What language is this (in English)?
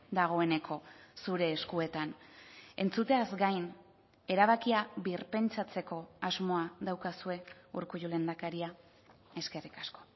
Basque